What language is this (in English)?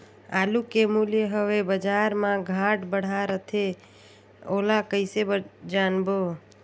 Chhattisgarhi